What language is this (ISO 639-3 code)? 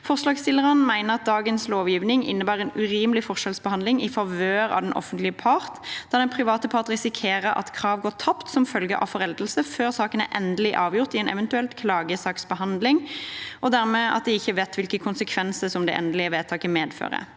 nor